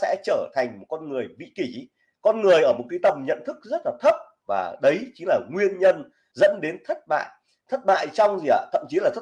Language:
Vietnamese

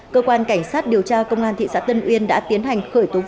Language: Vietnamese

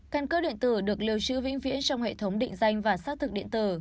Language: Vietnamese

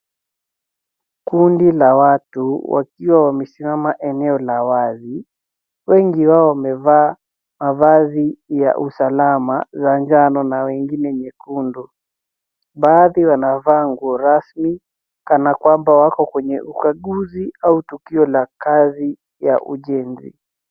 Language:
Swahili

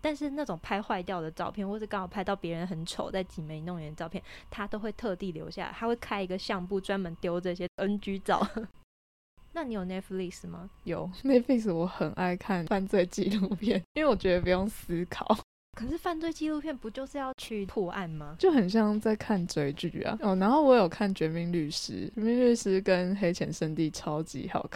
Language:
Chinese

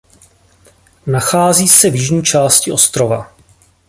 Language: Czech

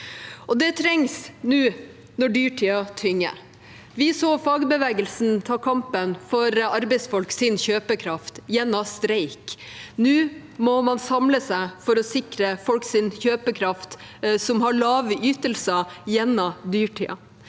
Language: Norwegian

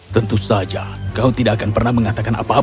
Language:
Indonesian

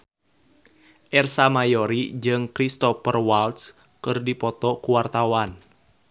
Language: Sundanese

